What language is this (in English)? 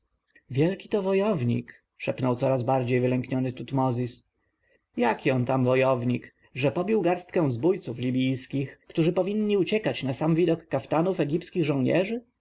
Polish